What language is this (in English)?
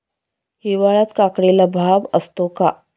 Marathi